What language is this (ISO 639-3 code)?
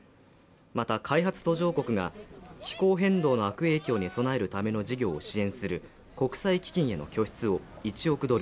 jpn